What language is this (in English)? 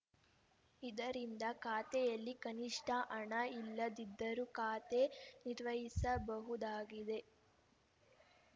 Kannada